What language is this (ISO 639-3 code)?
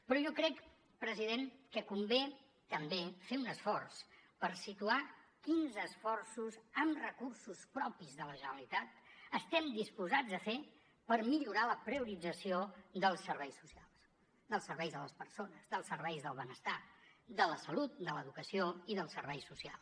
cat